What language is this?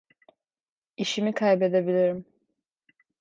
Turkish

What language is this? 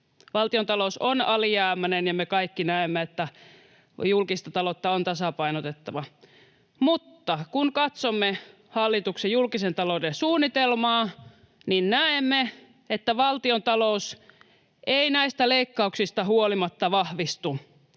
Finnish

